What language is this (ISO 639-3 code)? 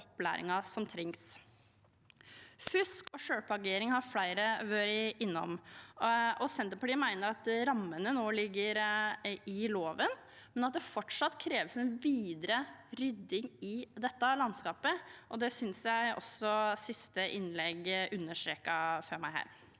nor